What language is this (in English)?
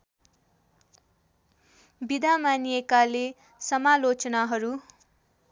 Nepali